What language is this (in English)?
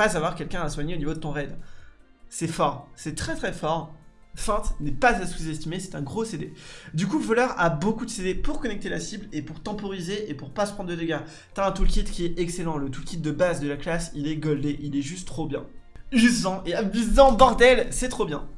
French